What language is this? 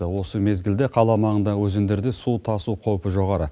Kazakh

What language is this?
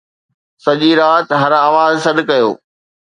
Sindhi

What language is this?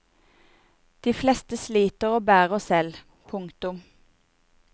Norwegian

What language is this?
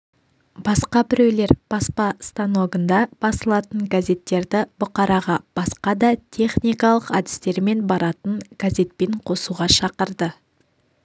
Kazakh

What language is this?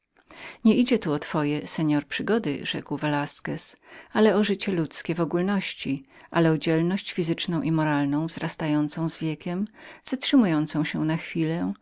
Polish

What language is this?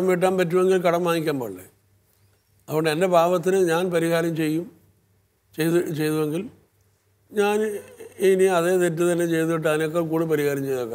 Malayalam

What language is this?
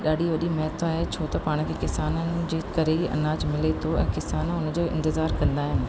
Sindhi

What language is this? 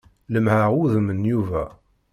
Kabyle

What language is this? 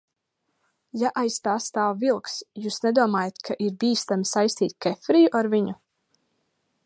Latvian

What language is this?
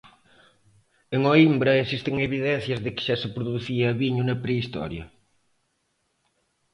Galician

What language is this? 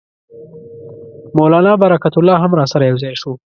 Pashto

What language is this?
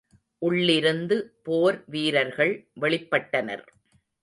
Tamil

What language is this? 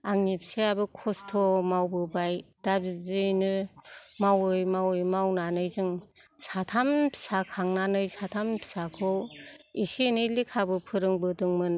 Bodo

